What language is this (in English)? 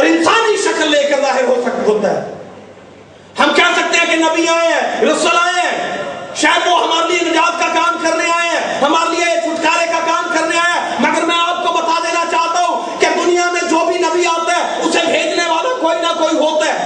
Urdu